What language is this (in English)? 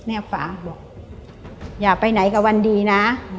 Thai